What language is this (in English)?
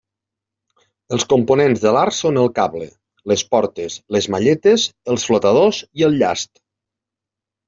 Catalan